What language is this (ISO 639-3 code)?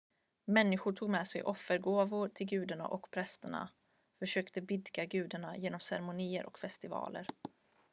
swe